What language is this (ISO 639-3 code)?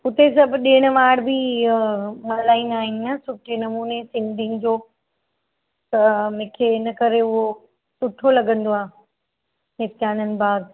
snd